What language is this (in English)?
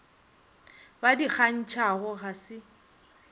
Northern Sotho